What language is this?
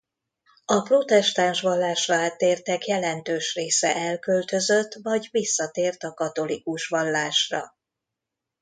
Hungarian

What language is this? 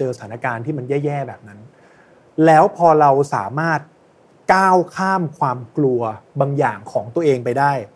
Thai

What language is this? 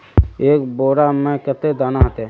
Magahi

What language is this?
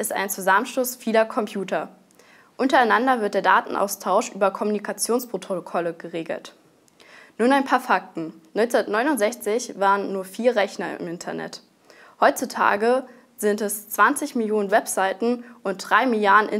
German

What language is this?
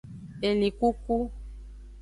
Aja (Benin)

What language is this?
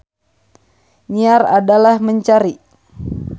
Sundanese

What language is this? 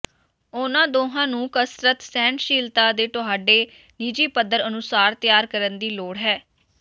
Punjabi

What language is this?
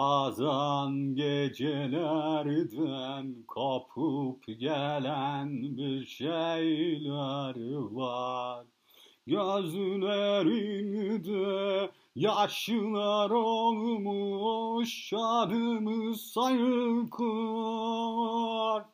Turkish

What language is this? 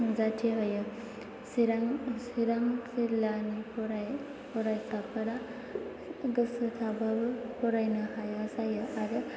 Bodo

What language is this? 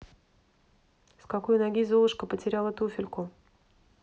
Russian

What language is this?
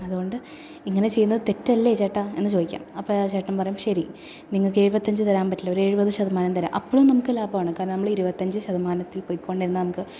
Malayalam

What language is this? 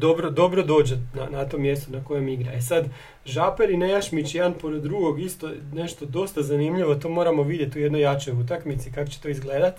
Croatian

